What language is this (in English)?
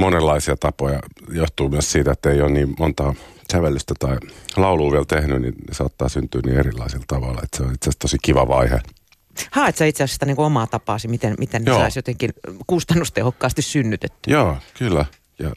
Finnish